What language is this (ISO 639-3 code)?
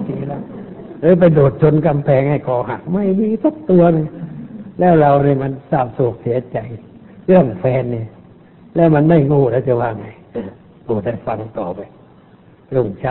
tha